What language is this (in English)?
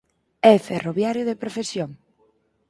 Galician